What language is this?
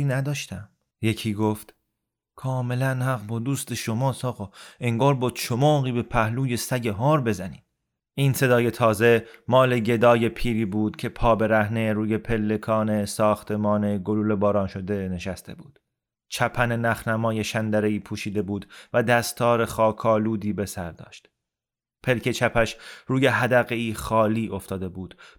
Persian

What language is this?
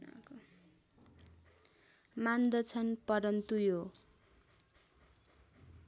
Nepali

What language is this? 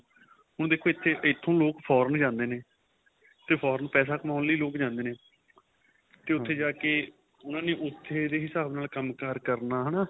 Punjabi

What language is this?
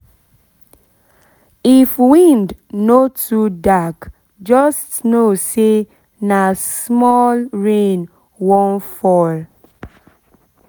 Nigerian Pidgin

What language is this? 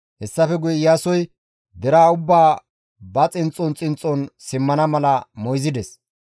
Gamo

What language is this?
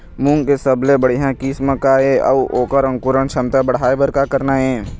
Chhattisgarhi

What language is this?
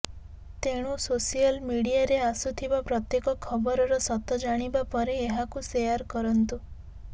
Odia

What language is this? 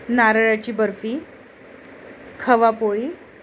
Marathi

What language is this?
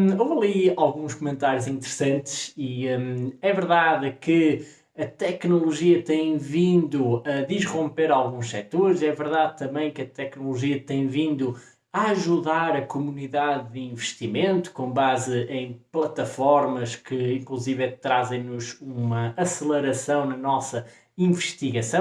Portuguese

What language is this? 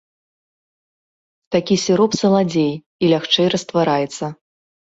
Belarusian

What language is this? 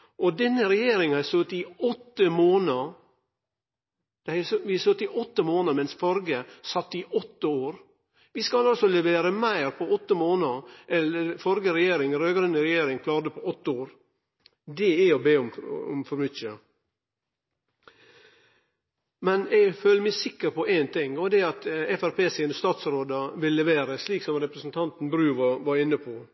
Norwegian Nynorsk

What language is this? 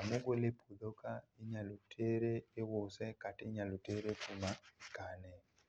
Luo (Kenya and Tanzania)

